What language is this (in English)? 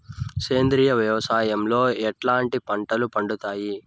Telugu